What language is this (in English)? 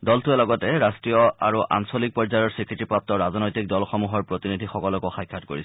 Assamese